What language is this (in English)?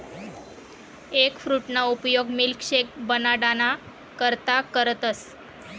Marathi